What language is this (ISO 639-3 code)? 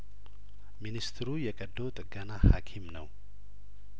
amh